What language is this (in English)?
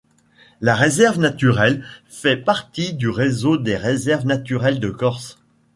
French